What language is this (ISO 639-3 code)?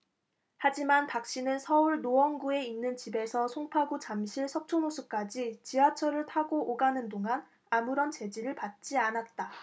kor